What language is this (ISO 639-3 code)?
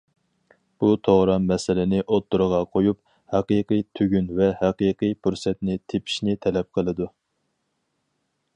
uig